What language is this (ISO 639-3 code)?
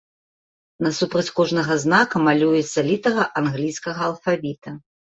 bel